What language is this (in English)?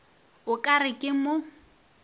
Northern Sotho